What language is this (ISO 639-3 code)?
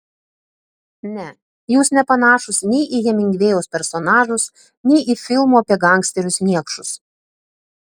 lit